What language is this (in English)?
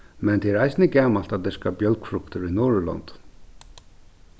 Faroese